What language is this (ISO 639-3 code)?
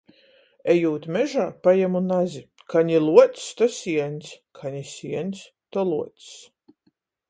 ltg